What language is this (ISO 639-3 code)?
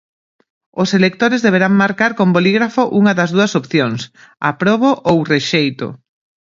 glg